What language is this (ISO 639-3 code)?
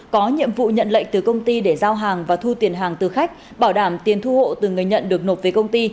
vie